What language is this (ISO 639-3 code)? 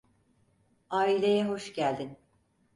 tur